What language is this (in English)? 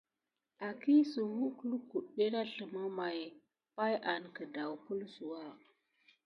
Gidar